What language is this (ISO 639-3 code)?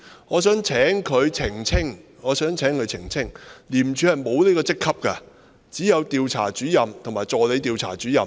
yue